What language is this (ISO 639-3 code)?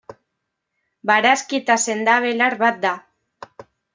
eus